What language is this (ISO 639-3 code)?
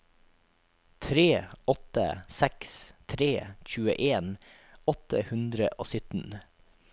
nor